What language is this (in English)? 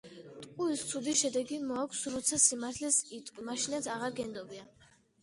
Georgian